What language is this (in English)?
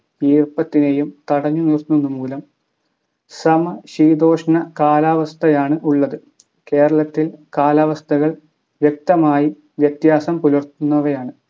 Malayalam